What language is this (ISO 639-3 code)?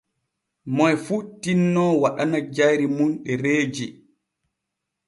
fue